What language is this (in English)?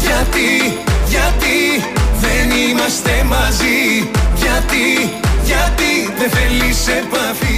Greek